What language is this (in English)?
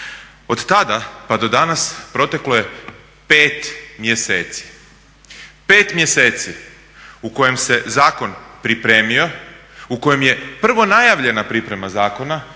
Croatian